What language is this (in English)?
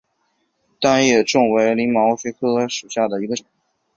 Chinese